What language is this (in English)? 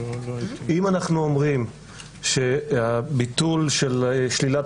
Hebrew